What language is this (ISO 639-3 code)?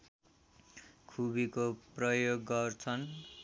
nep